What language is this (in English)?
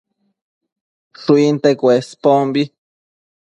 Matsés